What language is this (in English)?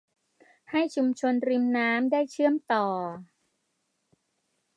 Thai